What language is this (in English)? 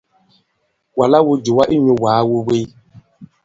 Bankon